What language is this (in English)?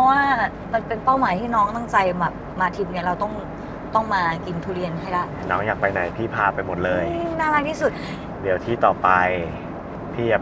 Thai